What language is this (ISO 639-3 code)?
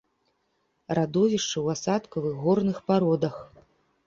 bel